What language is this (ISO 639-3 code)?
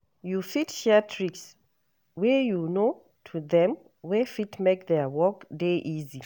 pcm